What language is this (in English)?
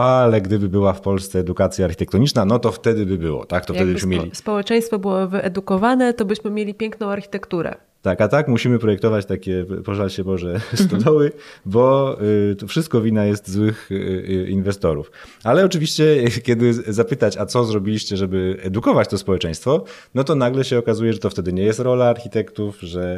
Polish